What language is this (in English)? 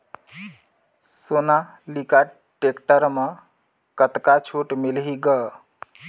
Chhattisgarhi